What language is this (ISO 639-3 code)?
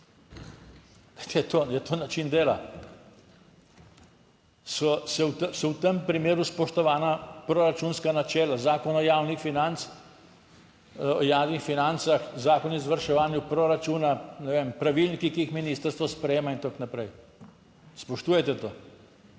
slv